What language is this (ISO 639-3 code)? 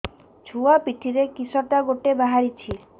ori